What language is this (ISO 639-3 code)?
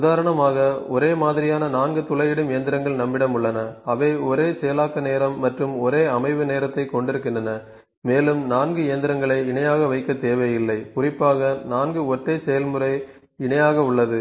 tam